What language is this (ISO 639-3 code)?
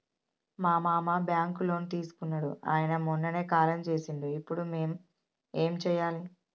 tel